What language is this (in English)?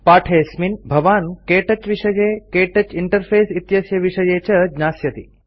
Sanskrit